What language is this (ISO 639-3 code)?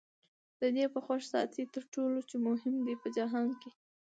pus